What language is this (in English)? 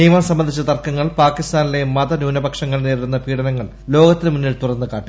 Malayalam